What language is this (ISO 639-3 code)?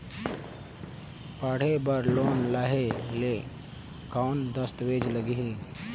hne